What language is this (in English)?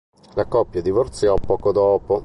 Italian